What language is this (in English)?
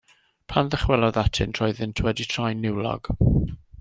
Welsh